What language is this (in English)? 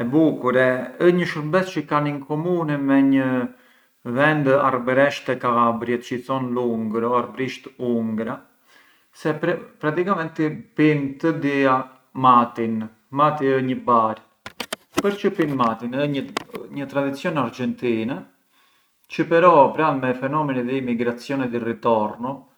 Arbëreshë Albanian